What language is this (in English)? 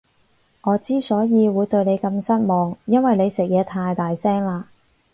Cantonese